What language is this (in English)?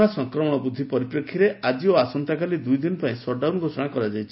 Odia